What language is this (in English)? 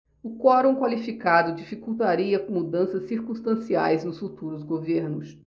Portuguese